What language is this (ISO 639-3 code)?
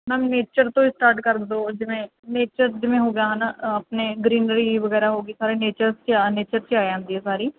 pan